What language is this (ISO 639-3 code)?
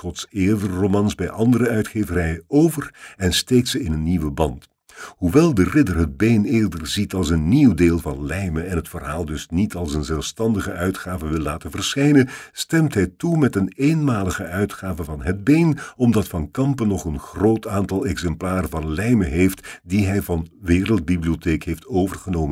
nld